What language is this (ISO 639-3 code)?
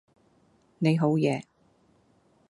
yue